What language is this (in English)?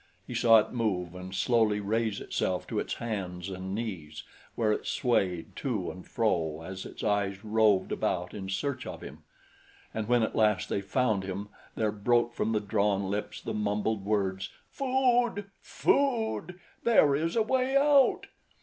English